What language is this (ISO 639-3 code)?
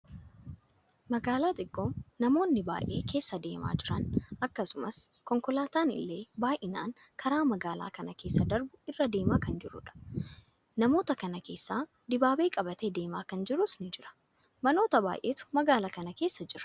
orm